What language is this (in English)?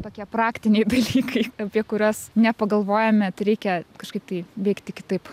Lithuanian